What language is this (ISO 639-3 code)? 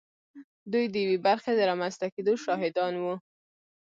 pus